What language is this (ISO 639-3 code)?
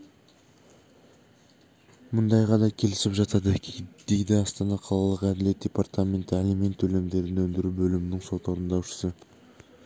kaz